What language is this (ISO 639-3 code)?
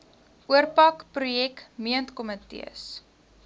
afr